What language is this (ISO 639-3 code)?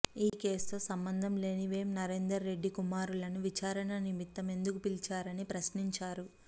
tel